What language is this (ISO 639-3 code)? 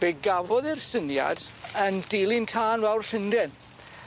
cym